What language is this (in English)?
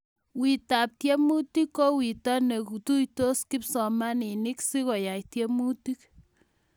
Kalenjin